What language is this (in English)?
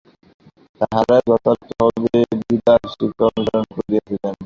Bangla